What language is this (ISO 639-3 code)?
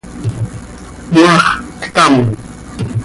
sei